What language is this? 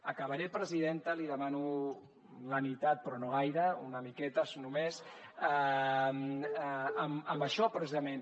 Catalan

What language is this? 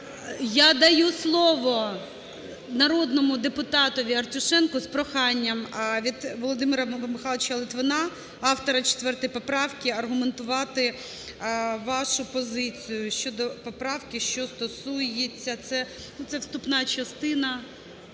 Ukrainian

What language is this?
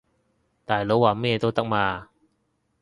Cantonese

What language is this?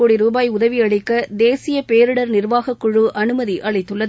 Tamil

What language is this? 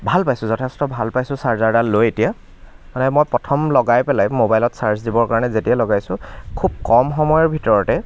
Assamese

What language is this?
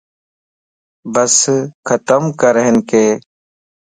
Lasi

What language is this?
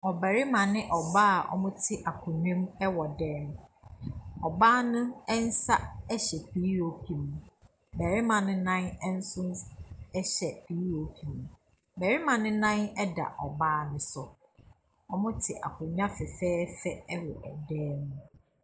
Akan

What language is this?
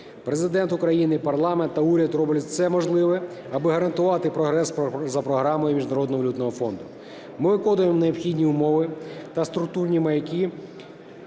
Ukrainian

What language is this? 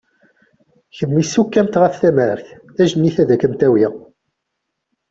Kabyle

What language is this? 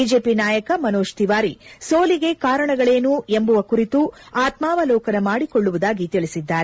Kannada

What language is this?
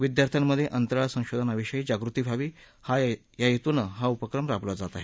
Marathi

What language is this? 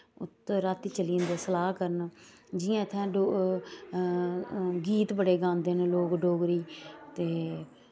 Dogri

